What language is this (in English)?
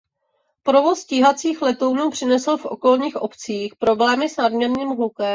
Czech